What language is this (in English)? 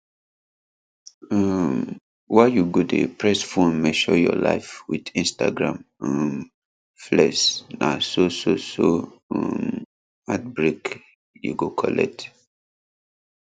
Nigerian Pidgin